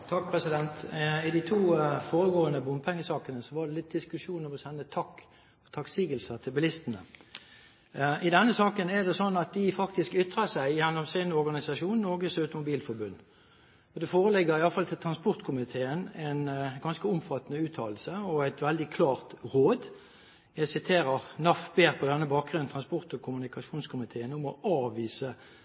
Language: Norwegian Bokmål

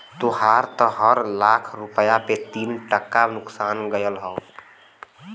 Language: Bhojpuri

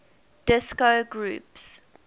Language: English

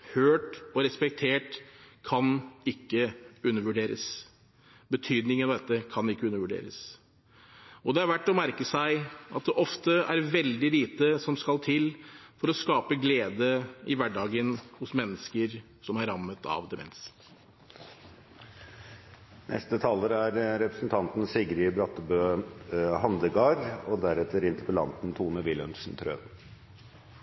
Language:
Norwegian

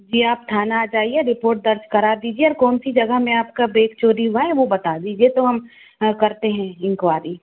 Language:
Hindi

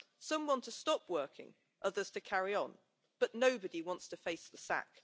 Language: English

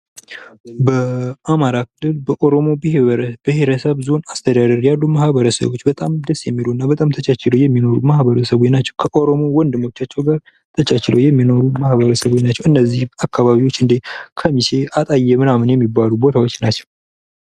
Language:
Amharic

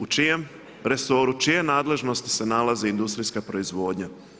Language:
Croatian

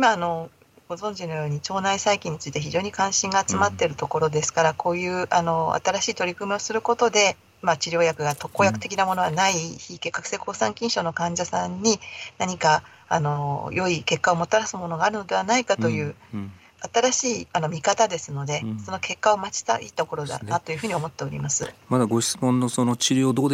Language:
Japanese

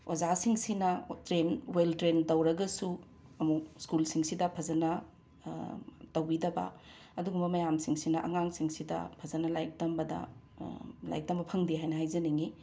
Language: Manipuri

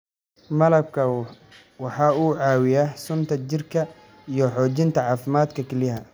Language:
Somali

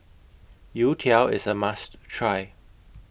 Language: English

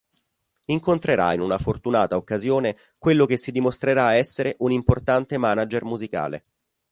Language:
Italian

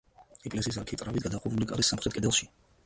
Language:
Georgian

